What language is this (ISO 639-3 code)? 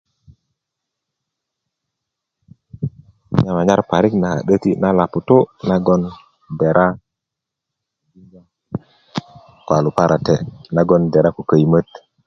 ukv